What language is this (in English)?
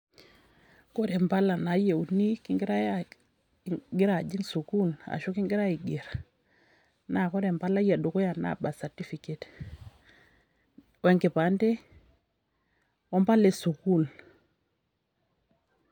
Masai